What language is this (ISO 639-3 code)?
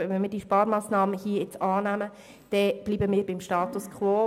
gsw